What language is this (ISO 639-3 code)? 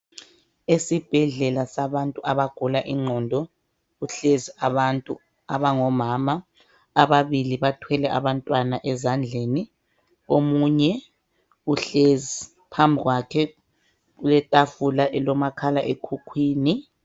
nde